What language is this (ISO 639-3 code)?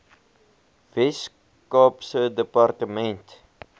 afr